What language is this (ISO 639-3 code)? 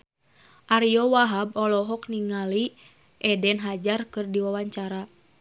sun